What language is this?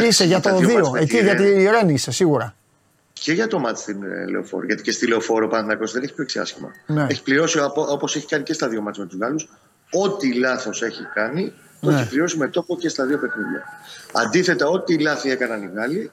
Greek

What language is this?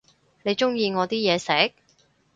Cantonese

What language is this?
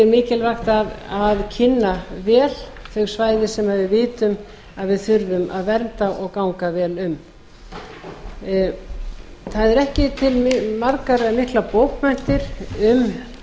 Icelandic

